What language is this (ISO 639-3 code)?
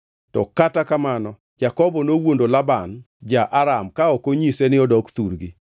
luo